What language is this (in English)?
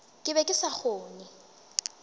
Northern Sotho